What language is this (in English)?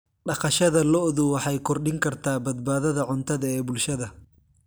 Somali